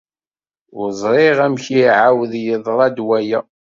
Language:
Kabyle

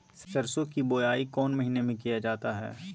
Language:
Magahi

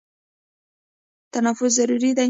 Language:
Pashto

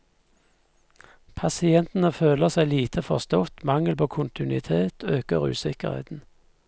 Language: Norwegian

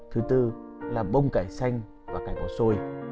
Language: Vietnamese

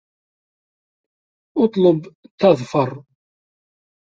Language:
Arabic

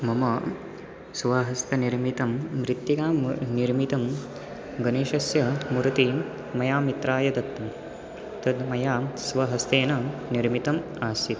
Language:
Sanskrit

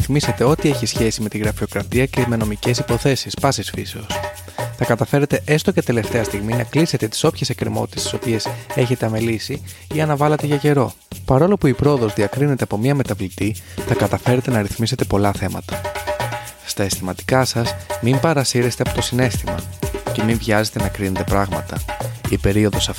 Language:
Greek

